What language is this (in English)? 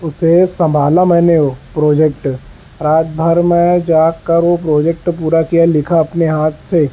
Urdu